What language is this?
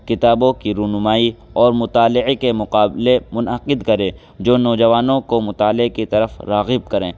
Urdu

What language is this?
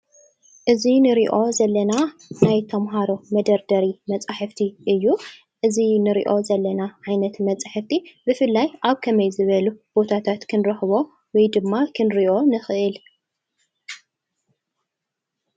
Tigrinya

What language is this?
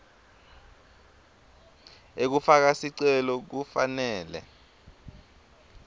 Swati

